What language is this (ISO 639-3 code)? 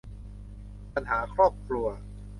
tha